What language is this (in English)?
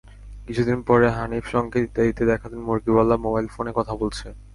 Bangla